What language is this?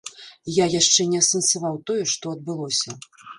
Belarusian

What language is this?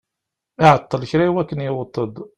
Kabyle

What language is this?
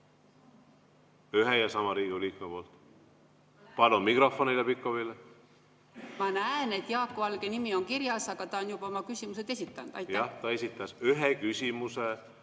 Estonian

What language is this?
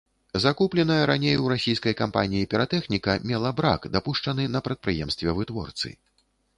Belarusian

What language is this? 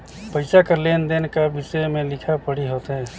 Chhattisgarhi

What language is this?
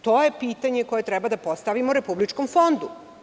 Serbian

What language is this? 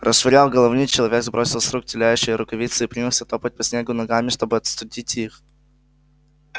Russian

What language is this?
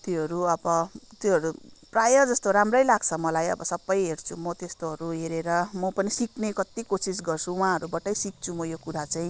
Nepali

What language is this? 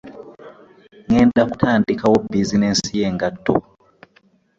Ganda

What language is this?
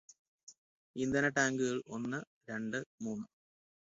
Malayalam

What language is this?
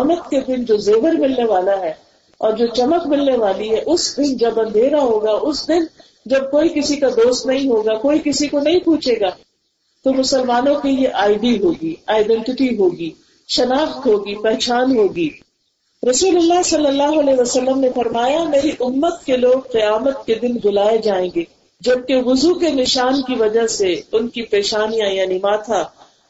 Urdu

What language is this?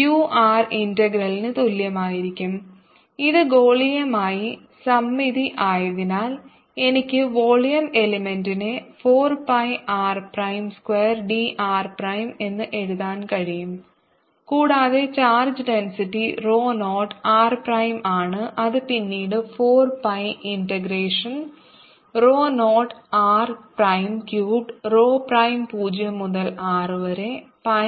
Malayalam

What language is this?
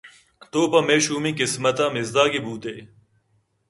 Eastern Balochi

